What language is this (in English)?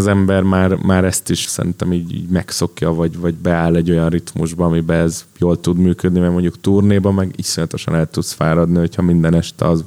Hungarian